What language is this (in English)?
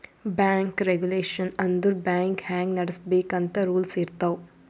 Kannada